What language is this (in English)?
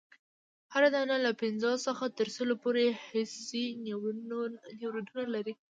Pashto